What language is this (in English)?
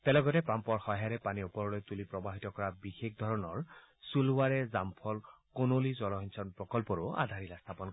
Assamese